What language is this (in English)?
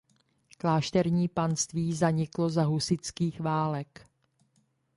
Czech